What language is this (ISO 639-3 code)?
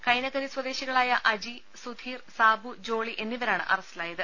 mal